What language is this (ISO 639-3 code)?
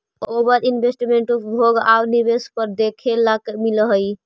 mag